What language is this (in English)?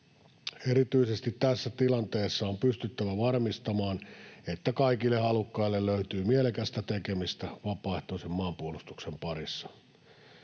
Finnish